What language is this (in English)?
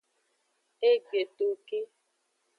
Aja (Benin)